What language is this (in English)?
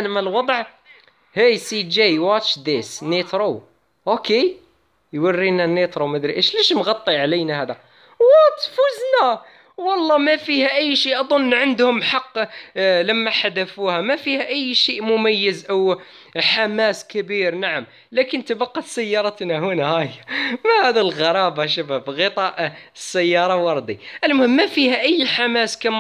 Arabic